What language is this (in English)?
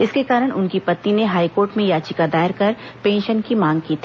Hindi